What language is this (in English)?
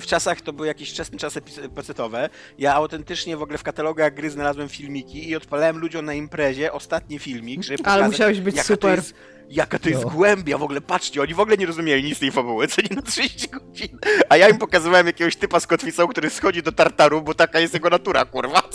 Polish